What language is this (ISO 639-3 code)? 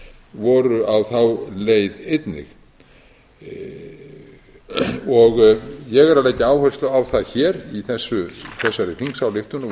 isl